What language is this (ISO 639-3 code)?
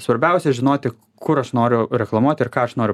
lit